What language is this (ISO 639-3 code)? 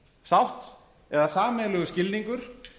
isl